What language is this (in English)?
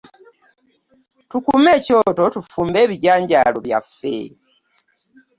Ganda